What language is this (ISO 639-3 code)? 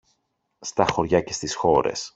ell